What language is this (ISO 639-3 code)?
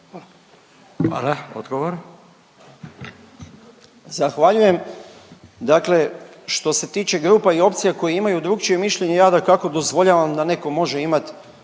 hrv